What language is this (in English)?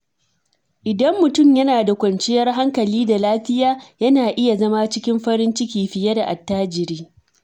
Hausa